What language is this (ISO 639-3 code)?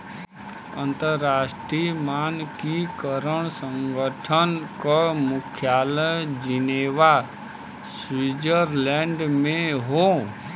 bho